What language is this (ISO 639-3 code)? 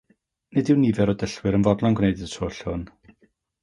cym